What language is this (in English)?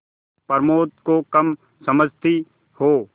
Hindi